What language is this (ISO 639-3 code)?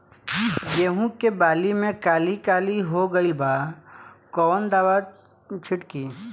bho